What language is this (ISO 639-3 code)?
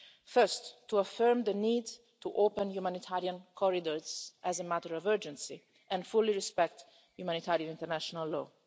eng